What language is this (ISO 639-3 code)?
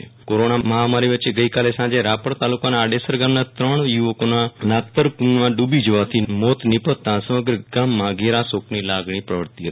guj